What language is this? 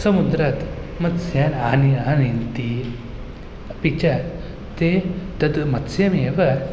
Sanskrit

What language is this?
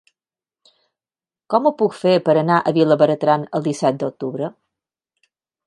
Catalan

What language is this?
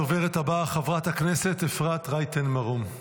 Hebrew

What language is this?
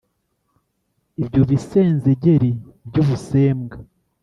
Kinyarwanda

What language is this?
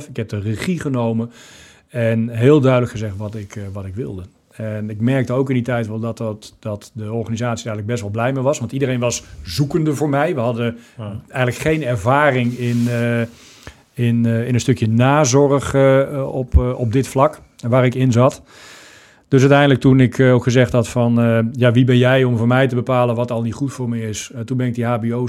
Dutch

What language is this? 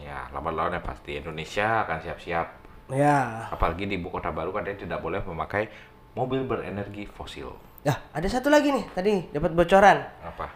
Indonesian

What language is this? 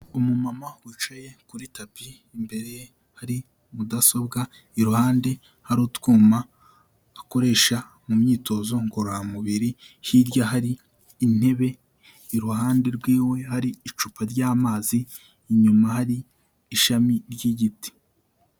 Kinyarwanda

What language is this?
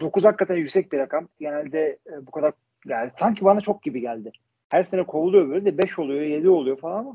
Turkish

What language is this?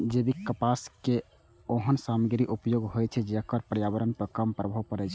Maithili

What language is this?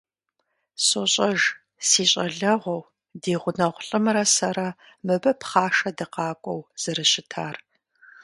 Kabardian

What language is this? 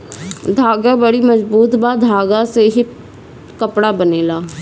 Bhojpuri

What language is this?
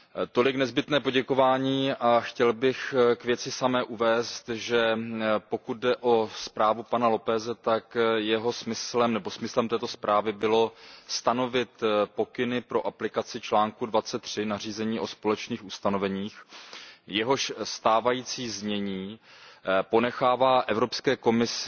Czech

